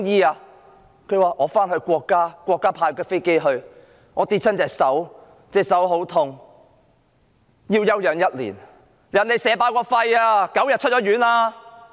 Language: Cantonese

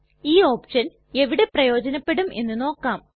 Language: Malayalam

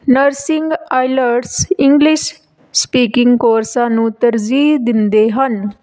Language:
Punjabi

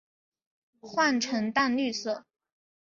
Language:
Chinese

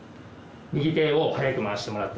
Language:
Japanese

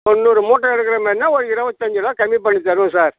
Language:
Tamil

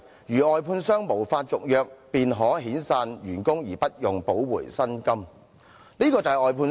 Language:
Cantonese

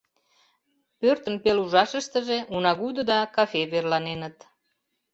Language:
Mari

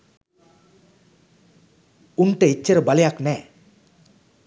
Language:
Sinhala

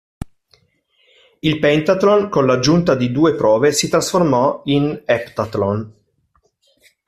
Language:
Italian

